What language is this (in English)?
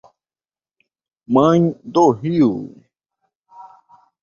Portuguese